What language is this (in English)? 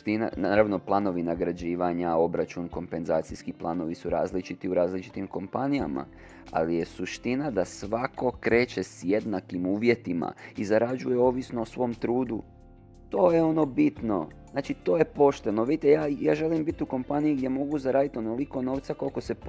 Croatian